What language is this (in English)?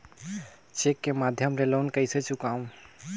Chhattisgarhi